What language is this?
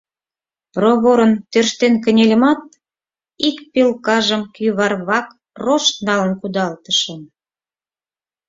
Mari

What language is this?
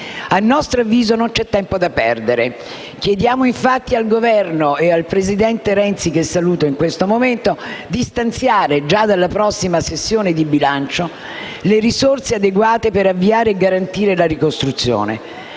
Italian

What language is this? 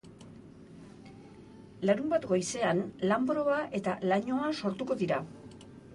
Basque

